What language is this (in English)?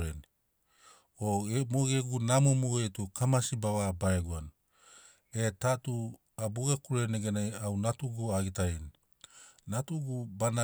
Sinaugoro